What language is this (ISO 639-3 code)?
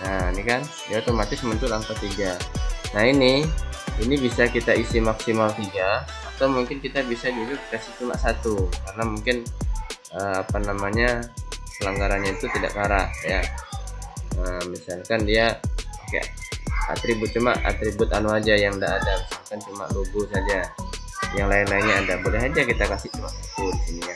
ind